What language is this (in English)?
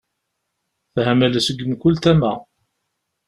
Kabyle